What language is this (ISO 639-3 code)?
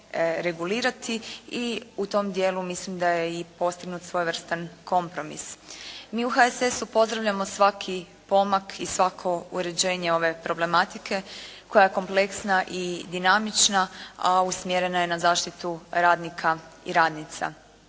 hrv